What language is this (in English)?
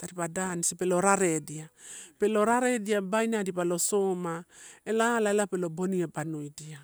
Torau